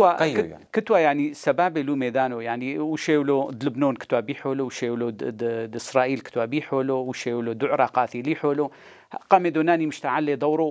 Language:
Arabic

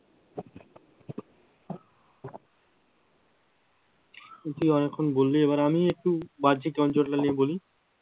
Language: Bangla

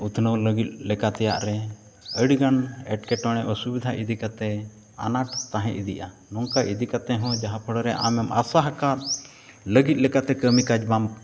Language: Santali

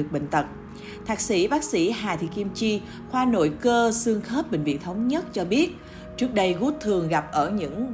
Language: Vietnamese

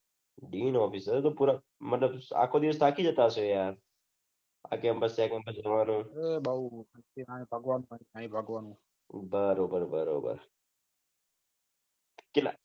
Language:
Gujarati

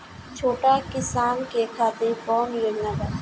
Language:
Bhojpuri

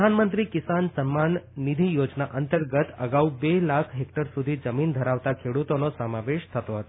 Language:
Gujarati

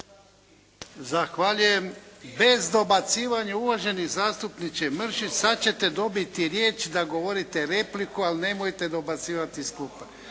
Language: Croatian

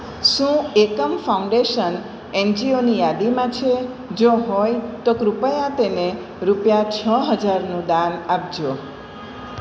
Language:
Gujarati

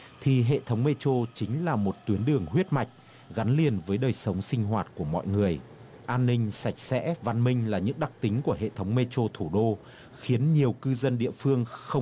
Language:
Vietnamese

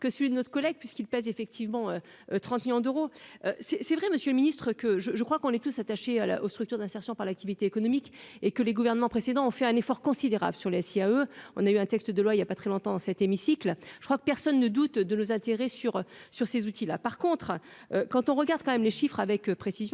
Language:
French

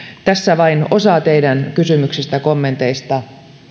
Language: Finnish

